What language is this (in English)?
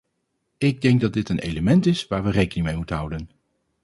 Dutch